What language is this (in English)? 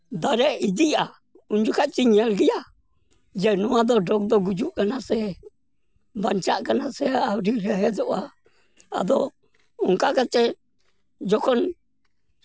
Santali